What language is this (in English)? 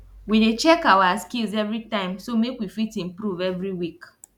Nigerian Pidgin